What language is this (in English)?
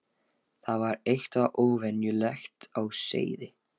Icelandic